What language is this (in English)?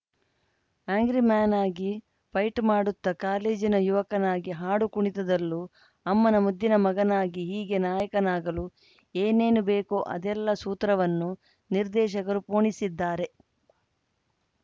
Kannada